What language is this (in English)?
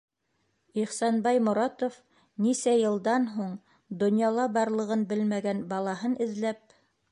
Bashkir